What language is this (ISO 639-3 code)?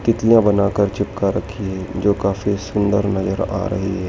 hin